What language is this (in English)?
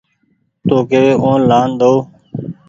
Goaria